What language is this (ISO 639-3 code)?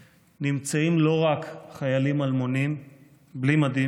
heb